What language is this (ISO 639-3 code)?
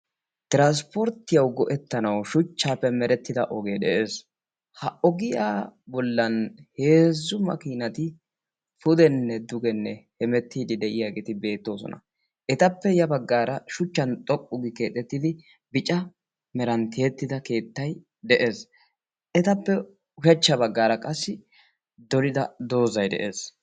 wal